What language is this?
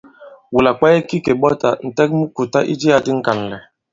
Bankon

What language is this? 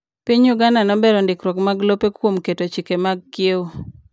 Luo (Kenya and Tanzania)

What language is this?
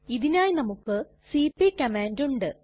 Malayalam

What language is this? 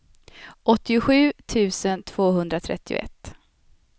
Swedish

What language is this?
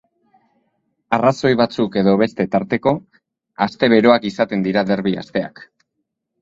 Basque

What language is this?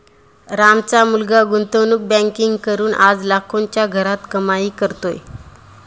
Marathi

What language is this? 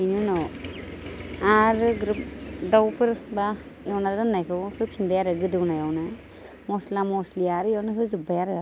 Bodo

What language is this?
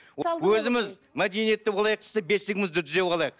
Kazakh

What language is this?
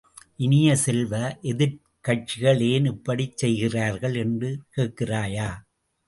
Tamil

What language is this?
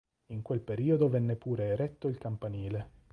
Italian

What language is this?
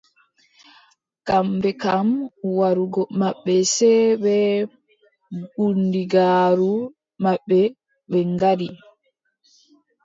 Adamawa Fulfulde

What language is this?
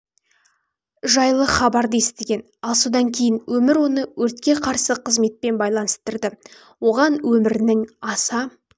Kazakh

